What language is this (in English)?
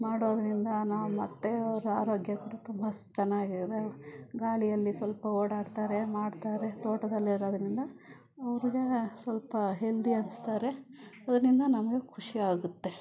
Kannada